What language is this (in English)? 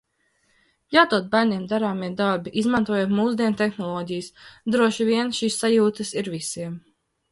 Latvian